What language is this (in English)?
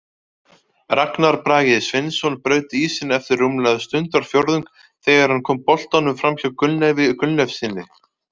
Icelandic